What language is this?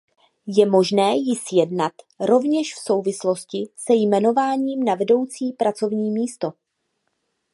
Czech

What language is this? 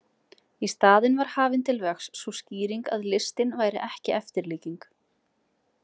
Icelandic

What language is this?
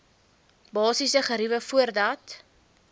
Afrikaans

